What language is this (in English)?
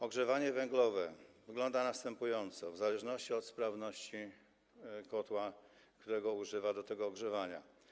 Polish